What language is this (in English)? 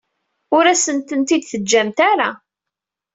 Kabyle